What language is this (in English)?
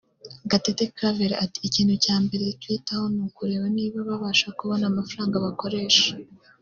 Kinyarwanda